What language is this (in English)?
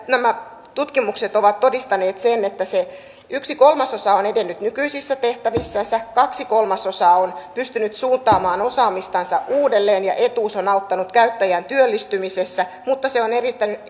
Finnish